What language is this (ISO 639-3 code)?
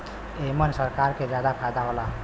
bho